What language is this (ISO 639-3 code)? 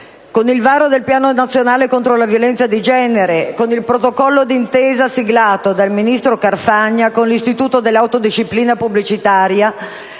ita